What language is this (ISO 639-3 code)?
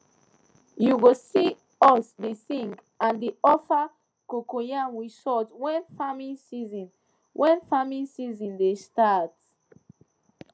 pcm